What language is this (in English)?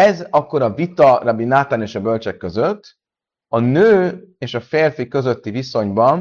Hungarian